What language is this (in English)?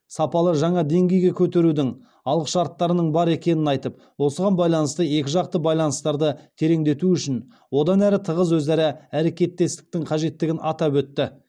Kazakh